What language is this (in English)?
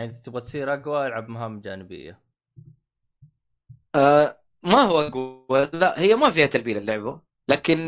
Arabic